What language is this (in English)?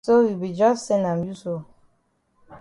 Cameroon Pidgin